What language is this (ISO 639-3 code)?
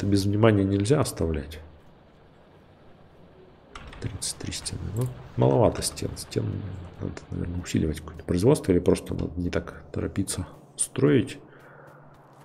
rus